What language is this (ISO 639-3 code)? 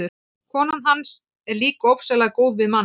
isl